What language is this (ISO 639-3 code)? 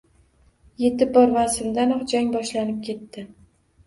uzb